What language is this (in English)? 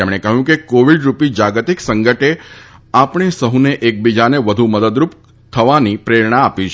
Gujarati